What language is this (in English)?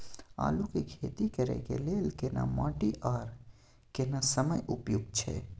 Maithili